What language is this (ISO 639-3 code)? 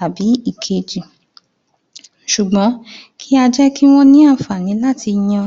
yor